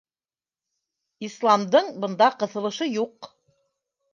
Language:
Bashkir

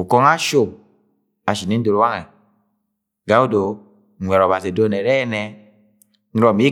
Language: Agwagwune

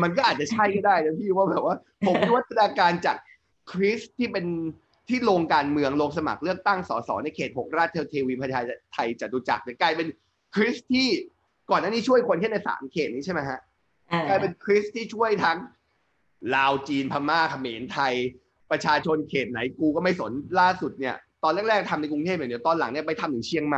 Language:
Thai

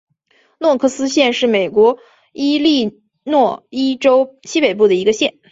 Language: Chinese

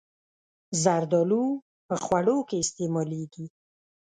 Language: Pashto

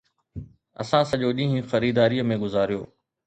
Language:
Sindhi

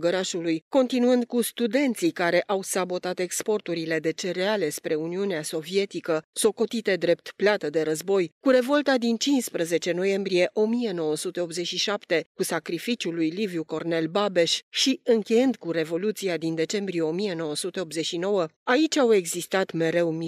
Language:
Romanian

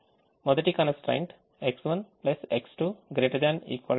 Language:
Telugu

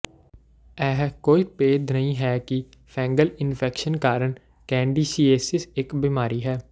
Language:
Punjabi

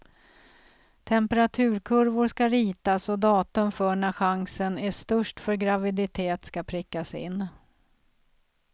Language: Swedish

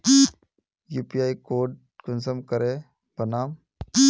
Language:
Magahi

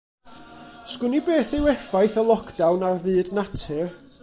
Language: Welsh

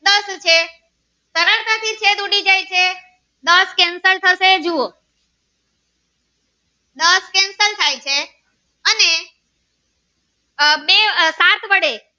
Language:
Gujarati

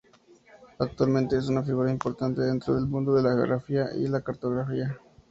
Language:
Spanish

